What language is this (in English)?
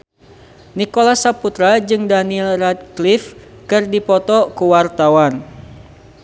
Sundanese